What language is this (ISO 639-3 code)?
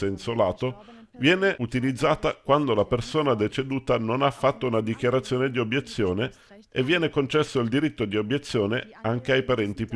ita